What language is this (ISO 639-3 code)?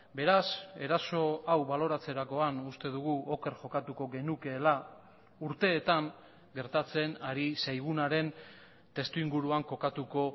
eus